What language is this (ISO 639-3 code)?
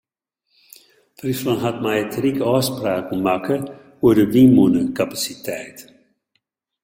fry